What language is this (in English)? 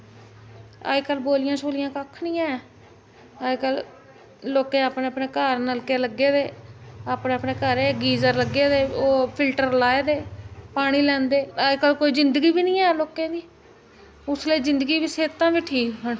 Dogri